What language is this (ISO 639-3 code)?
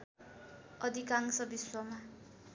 nep